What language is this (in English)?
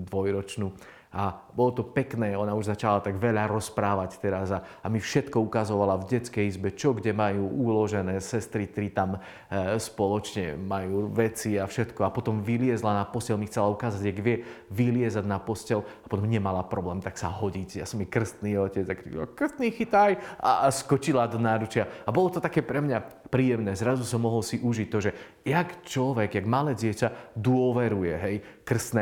Slovak